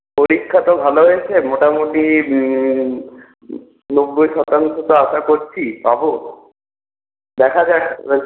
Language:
Bangla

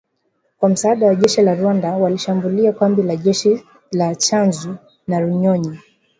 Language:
Swahili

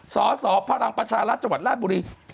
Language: Thai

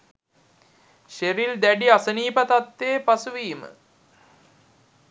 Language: Sinhala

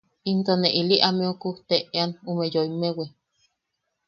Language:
Yaqui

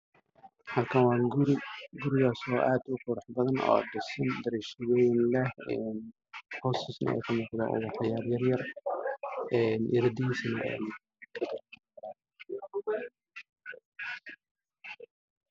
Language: Somali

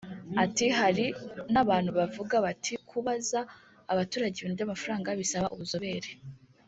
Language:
Kinyarwanda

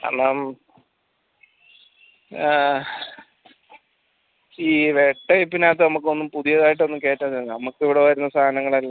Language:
Malayalam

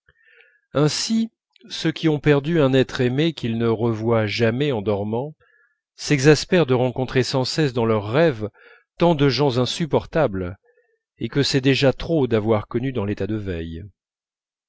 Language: French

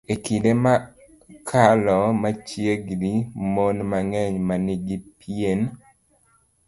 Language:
Luo (Kenya and Tanzania)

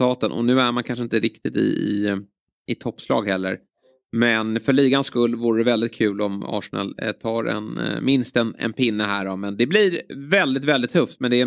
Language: Swedish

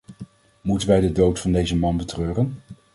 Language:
Dutch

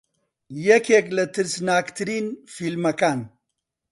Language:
Central Kurdish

